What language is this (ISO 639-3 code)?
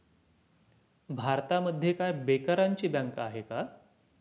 mar